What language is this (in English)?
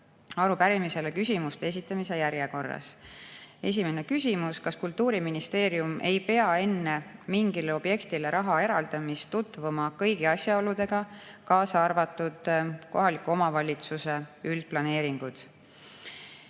Estonian